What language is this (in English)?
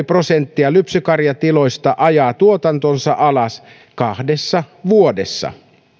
Finnish